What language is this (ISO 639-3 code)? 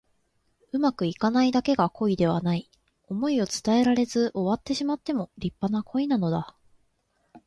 jpn